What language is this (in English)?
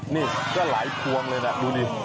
Thai